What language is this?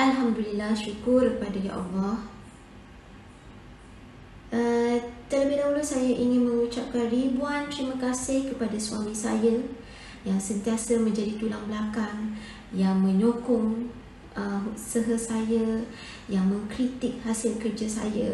Malay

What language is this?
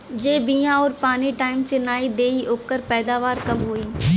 Bhojpuri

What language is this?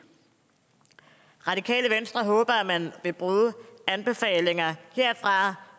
Danish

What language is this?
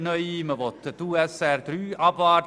Swiss German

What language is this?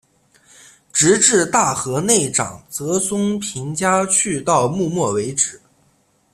Chinese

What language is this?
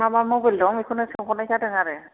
Bodo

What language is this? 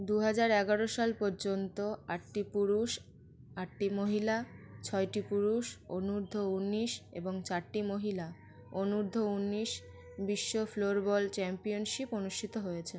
Bangla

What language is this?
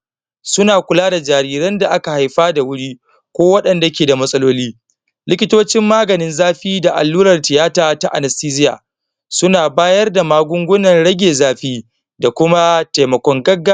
Hausa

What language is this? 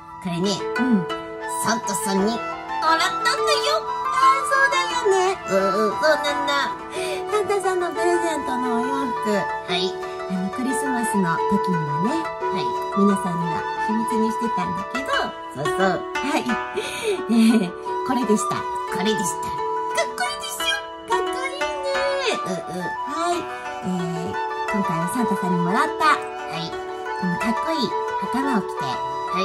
Japanese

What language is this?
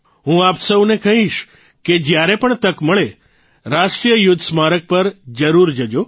Gujarati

